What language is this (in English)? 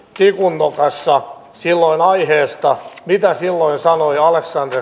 Finnish